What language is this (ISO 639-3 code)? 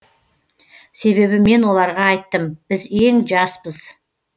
kaz